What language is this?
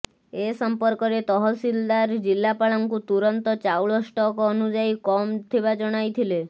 Odia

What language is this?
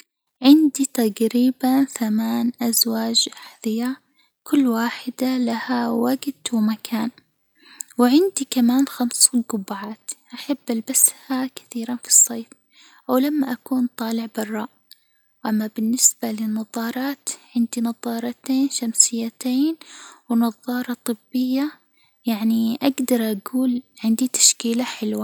Hijazi Arabic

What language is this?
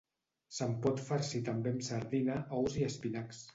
Catalan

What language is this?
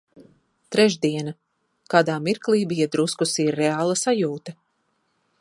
Latvian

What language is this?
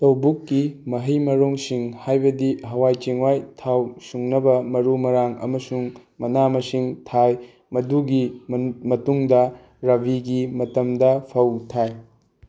Manipuri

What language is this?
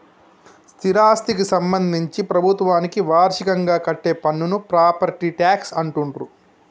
Telugu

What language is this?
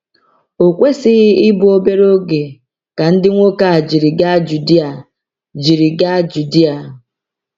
Igbo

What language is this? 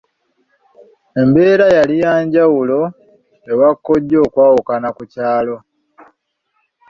Ganda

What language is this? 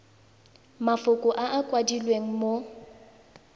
Tswana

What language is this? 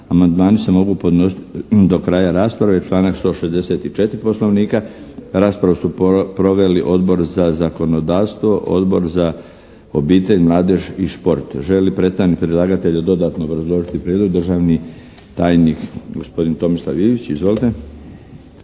Croatian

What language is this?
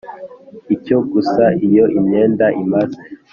Kinyarwanda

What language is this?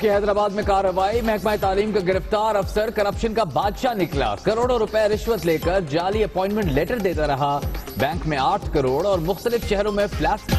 Hindi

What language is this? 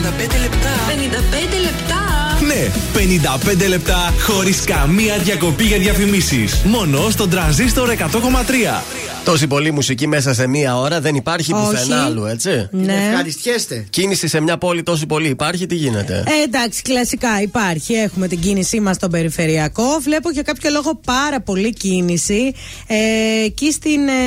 Greek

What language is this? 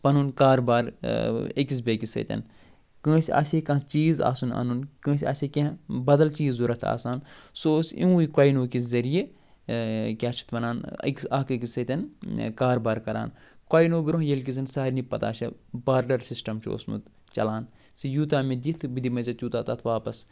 Kashmiri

